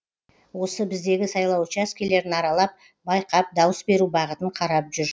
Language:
Kazakh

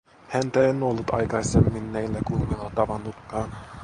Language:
Finnish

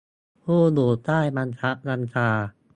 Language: Thai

